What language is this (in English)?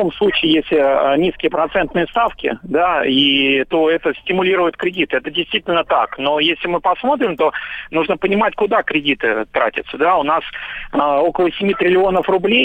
Russian